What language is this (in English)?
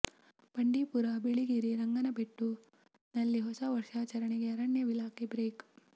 Kannada